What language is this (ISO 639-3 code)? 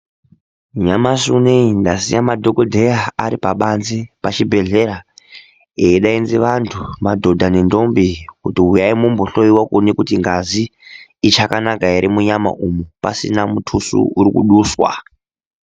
ndc